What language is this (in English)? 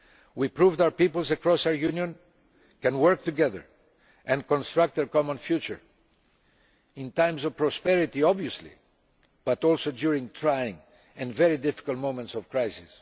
English